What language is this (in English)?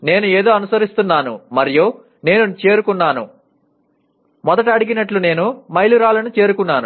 Telugu